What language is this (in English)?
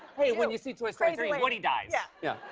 English